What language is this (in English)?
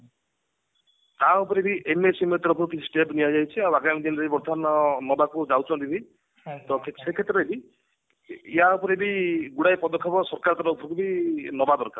Odia